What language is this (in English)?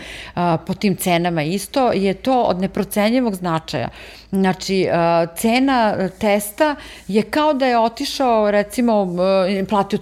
Croatian